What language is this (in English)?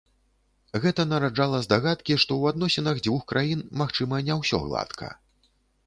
Belarusian